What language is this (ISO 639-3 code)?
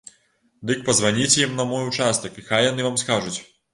bel